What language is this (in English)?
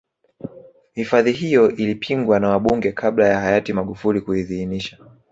Swahili